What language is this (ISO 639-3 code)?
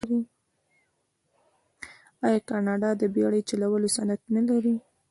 pus